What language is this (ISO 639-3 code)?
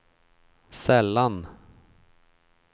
swe